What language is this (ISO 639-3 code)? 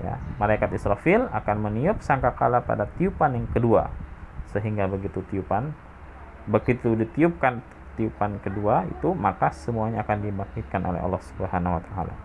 ind